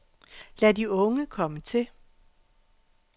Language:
Danish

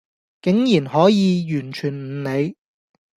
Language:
Cantonese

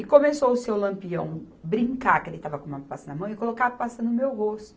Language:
Portuguese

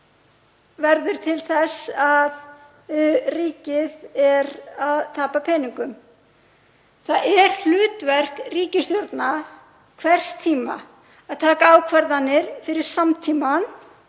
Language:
Icelandic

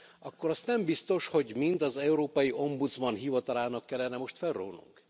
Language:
Hungarian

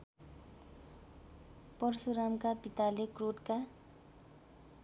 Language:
Nepali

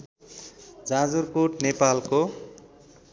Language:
Nepali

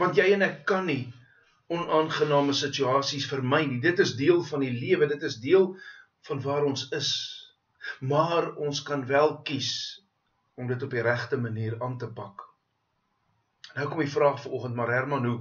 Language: Dutch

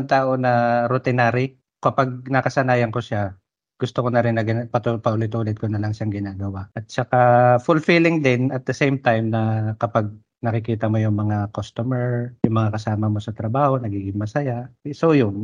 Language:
Filipino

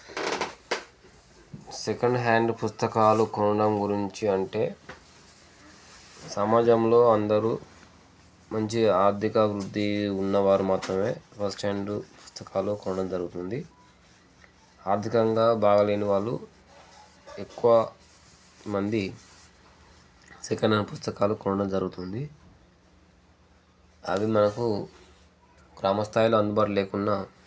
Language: Telugu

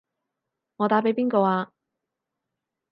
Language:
Cantonese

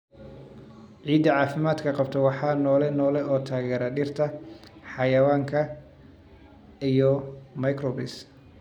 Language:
Somali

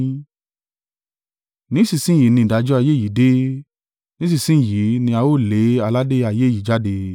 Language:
Yoruba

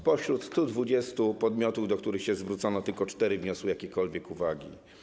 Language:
Polish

